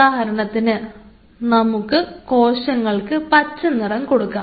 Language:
Malayalam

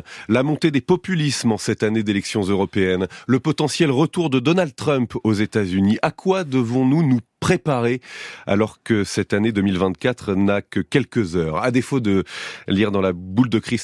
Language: French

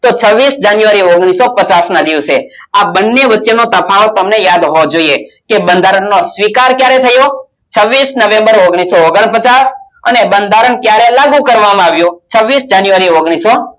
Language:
Gujarati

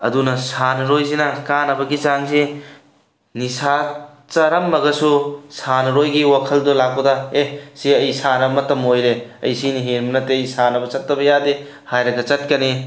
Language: Manipuri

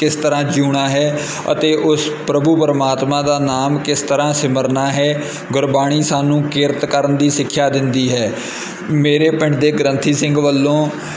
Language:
Punjabi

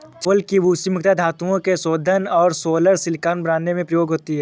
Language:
Hindi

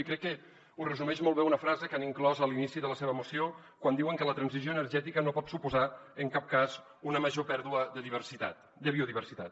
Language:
Catalan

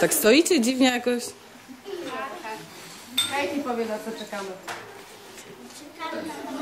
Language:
Polish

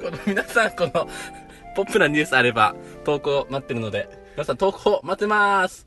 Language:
Japanese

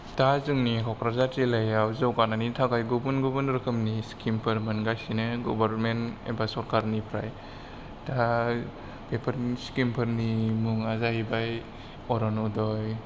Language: Bodo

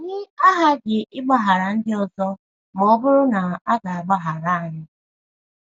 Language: Igbo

